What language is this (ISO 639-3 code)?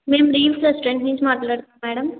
tel